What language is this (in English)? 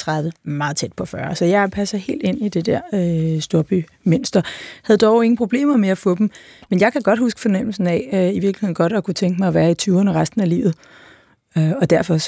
Danish